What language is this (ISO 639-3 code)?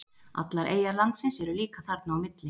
isl